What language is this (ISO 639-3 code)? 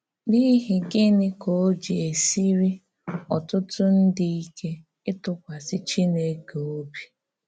ibo